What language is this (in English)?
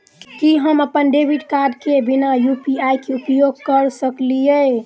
Maithili